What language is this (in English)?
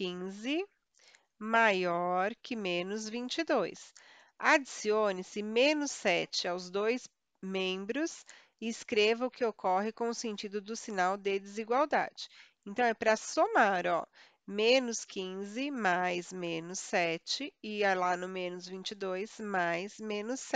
Portuguese